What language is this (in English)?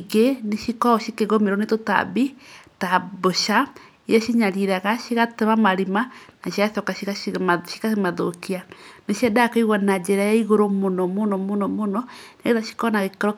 Kikuyu